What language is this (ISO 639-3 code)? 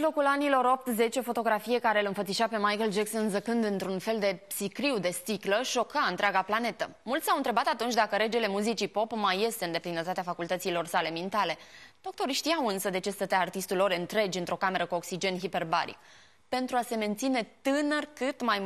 ron